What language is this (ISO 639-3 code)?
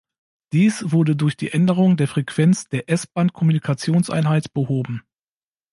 deu